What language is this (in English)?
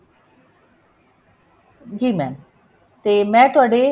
Punjabi